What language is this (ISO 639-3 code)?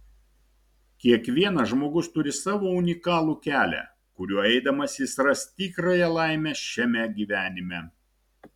lit